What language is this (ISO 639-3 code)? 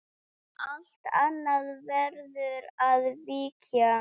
isl